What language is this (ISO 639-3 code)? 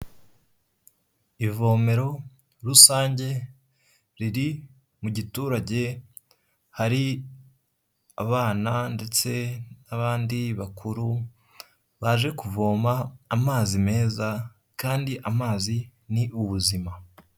kin